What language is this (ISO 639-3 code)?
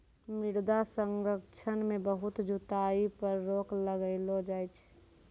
mai